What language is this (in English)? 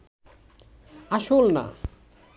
Bangla